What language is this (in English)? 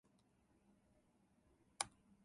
Japanese